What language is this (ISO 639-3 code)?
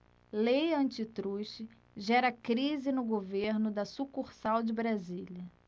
por